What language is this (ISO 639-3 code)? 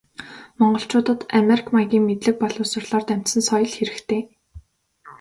mon